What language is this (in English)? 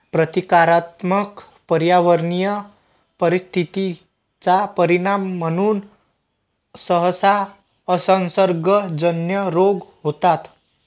Marathi